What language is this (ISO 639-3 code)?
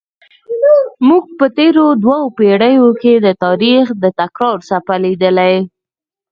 pus